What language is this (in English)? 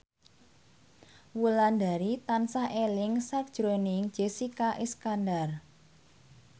Javanese